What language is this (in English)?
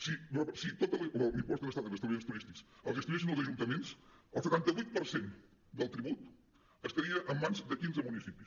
Catalan